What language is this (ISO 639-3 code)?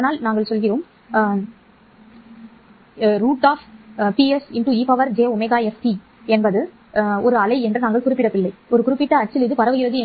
tam